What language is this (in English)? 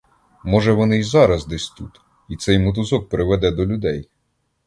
Ukrainian